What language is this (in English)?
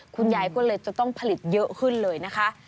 Thai